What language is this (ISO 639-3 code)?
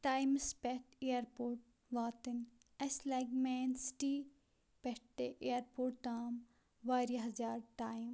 kas